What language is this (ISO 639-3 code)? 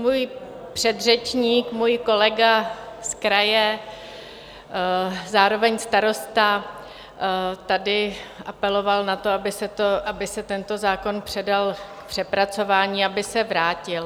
ces